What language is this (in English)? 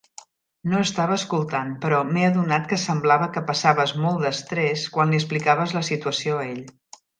Catalan